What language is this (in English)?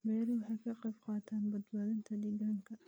Somali